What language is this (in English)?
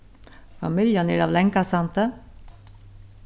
Faroese